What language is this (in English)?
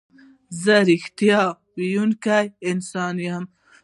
Pashto